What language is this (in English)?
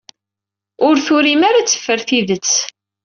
Kabyle